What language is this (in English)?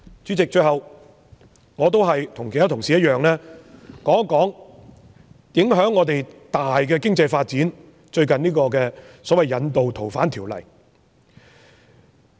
Cantonese